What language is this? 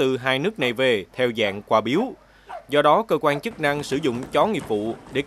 Vietnamese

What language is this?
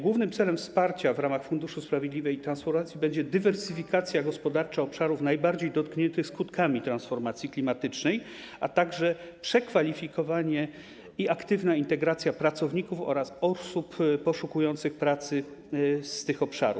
Polish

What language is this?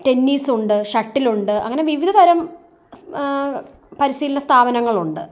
Malayalam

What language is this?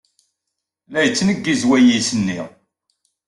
Kabyle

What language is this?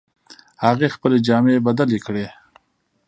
Pashto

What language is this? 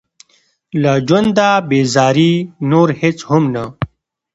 Pashto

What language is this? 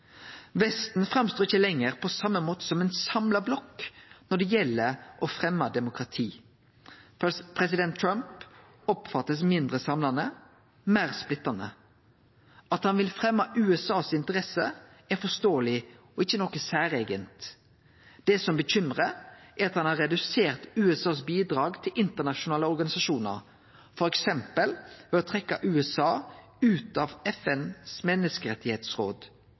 Norwegian Nynorsk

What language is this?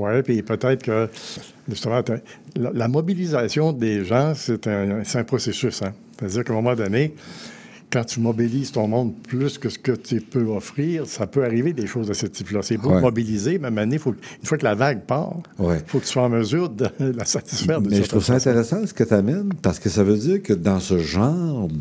French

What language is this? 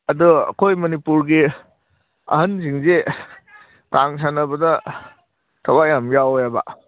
Manipuri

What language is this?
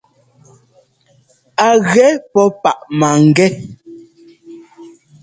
Ngomba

